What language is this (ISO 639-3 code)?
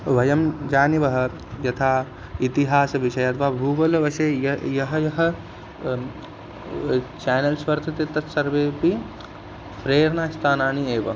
san